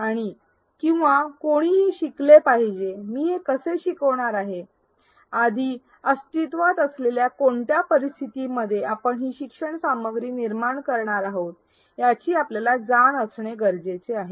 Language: Marathi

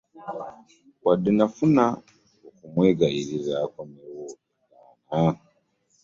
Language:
Ganda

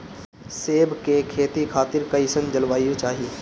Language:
Bhojpuri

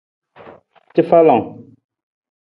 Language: Nawdm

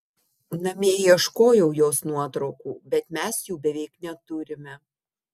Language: Lithuanian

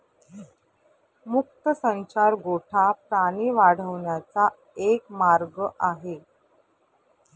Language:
Marathi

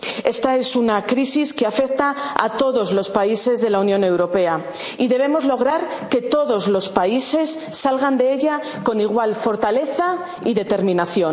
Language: Spanish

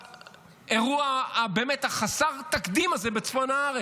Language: Hebrew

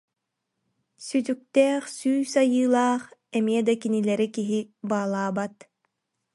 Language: Yakut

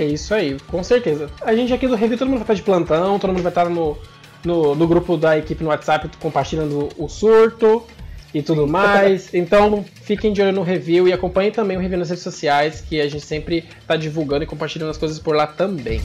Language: Portuguese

